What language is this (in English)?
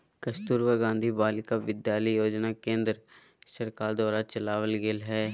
Magahi